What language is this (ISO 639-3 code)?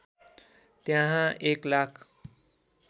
nep